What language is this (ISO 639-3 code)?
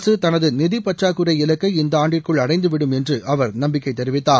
tam